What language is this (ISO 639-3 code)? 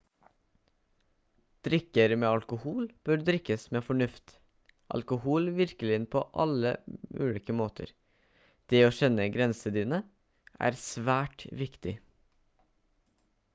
nob